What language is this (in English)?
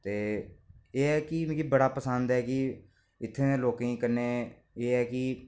Dogri